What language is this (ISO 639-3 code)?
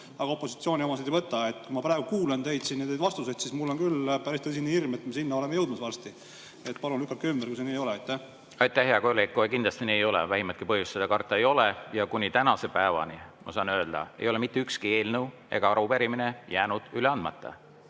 est